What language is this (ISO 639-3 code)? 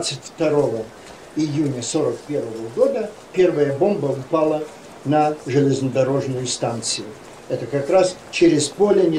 rus